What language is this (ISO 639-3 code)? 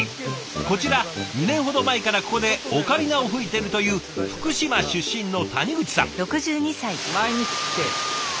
jpn